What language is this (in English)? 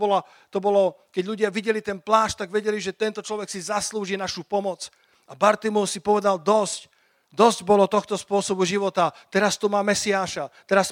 Slovak